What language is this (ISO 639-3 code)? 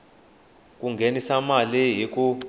tso